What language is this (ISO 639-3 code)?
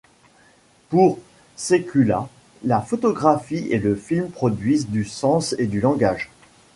fra